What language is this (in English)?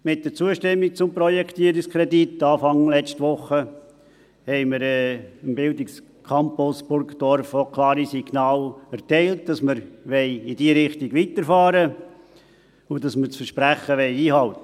Swiss German